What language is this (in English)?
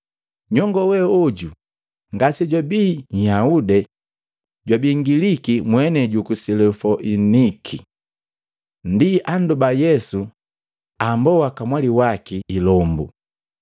Matengo